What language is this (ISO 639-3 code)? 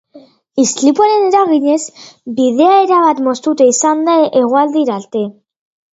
eus